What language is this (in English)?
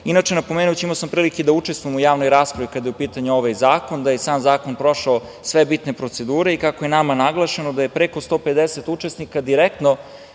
Serbian